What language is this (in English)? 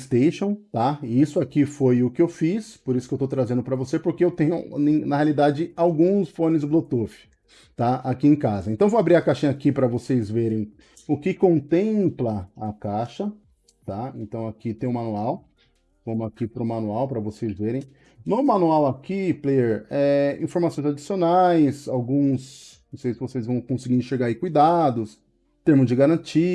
Portuguese